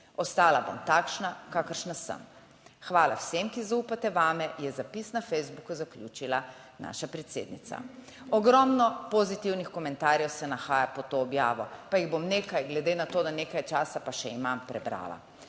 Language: Slovenian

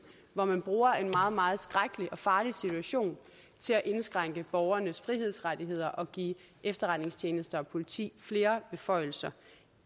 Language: Danish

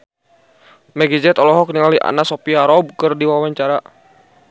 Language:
Sundanese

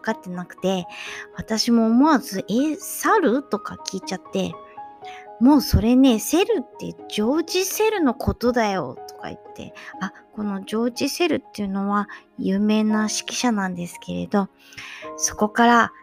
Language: Japanese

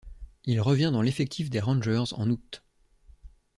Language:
French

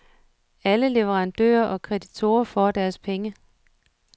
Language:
Danish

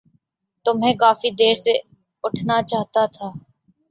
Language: Urdu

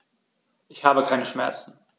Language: German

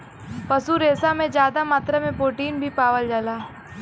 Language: Bhojpuri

